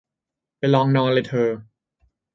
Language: Thai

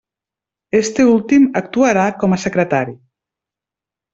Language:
Catalan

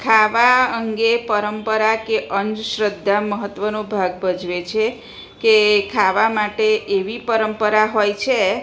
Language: Gujarati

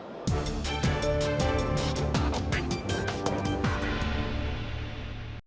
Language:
Ukrainian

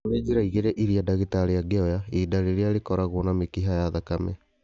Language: Kikuyu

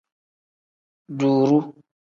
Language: Tem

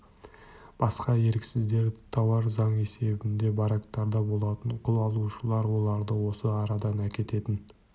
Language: Kazakh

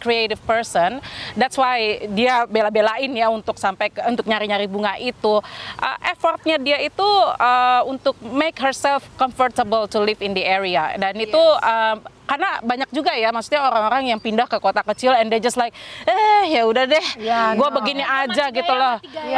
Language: Indonesian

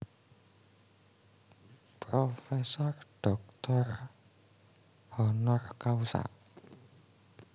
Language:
Javanese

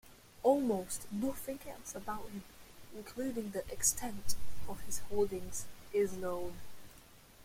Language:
English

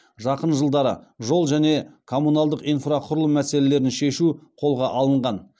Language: Kazakh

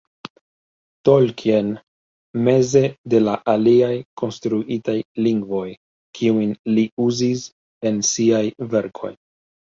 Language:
Esperanto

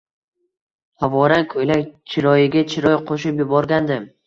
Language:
Uzbek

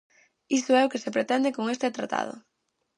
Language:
Galician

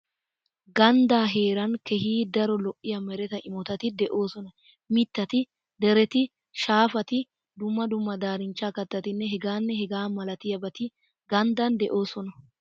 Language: Wolaytta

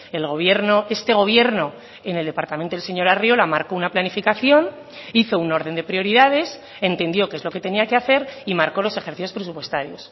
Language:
Spanish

